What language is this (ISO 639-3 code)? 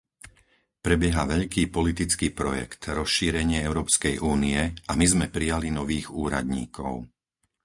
slk